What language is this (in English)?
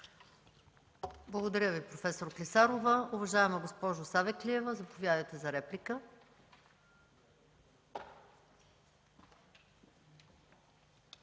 Bulgarian